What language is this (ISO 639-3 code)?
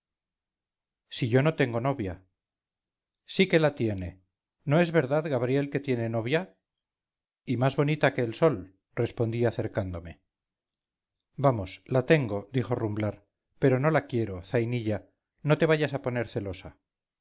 spa